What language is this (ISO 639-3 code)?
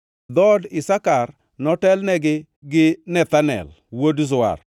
luo